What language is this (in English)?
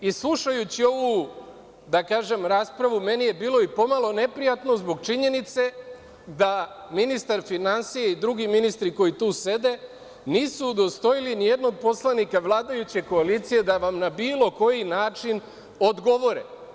Serbian